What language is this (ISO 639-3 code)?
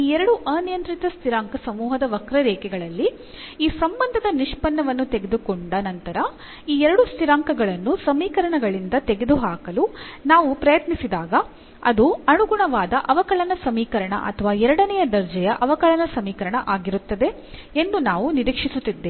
kan